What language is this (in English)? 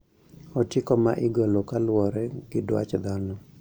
Luo (Kenya and Tanzania)